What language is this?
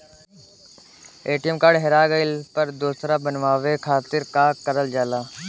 Bhojpuri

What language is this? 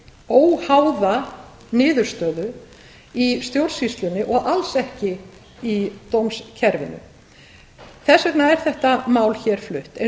Icelandic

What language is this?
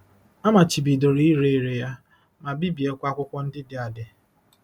Igbo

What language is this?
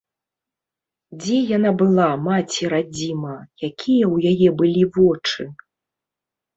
Belarusian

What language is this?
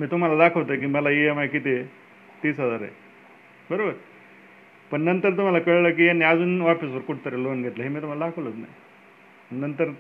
Marathi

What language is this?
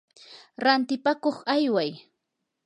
Yanahuanca Pasco Quechua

